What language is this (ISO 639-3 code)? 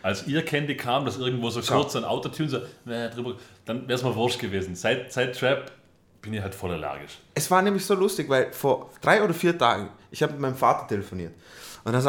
deu